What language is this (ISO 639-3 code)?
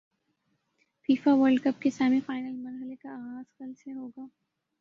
urd